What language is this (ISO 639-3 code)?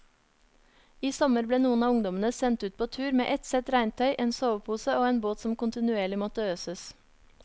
nor